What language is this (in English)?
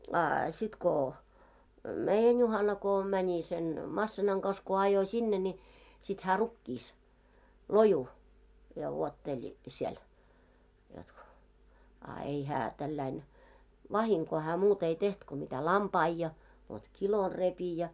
Finnish